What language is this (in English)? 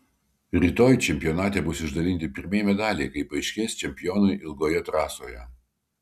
Lithuanian